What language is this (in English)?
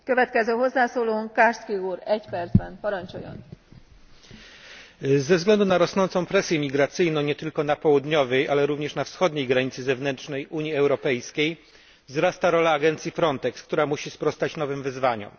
Polish